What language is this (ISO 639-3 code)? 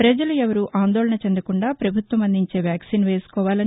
tel